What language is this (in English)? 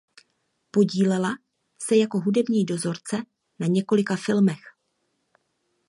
Czech